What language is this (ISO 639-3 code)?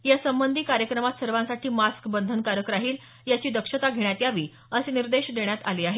mar